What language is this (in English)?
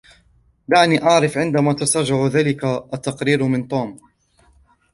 Arabic